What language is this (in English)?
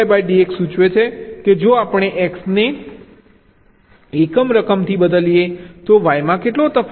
Gujarati